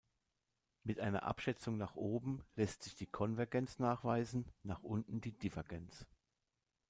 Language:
German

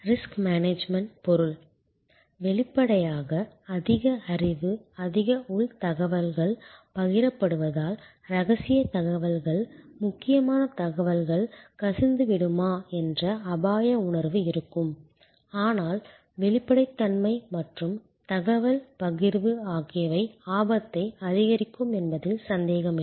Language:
Tamil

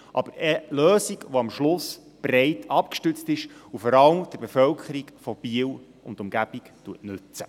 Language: Swiss German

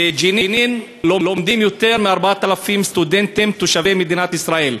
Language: Hebrew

